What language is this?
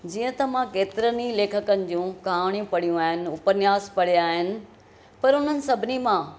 Sindhi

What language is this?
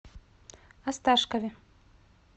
Russian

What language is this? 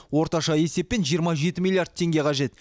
Kazakh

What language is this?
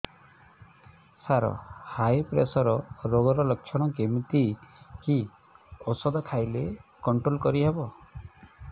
Odia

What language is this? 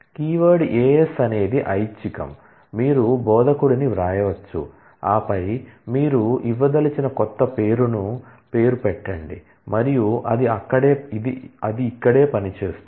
Telugu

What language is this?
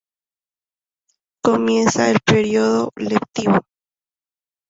Spanish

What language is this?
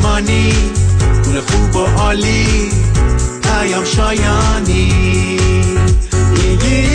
Persian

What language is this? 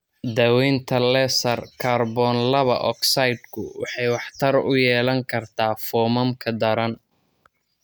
Somali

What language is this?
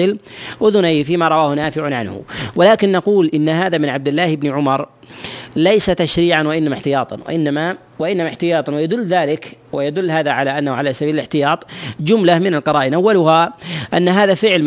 Arabic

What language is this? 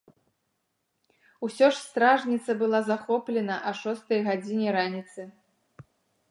Belarusian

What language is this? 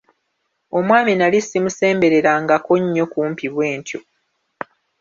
Ganda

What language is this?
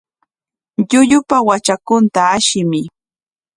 Corongo Ancash Quechua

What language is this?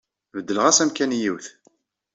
Kabyle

